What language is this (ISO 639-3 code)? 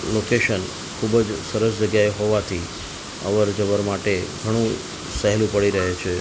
guj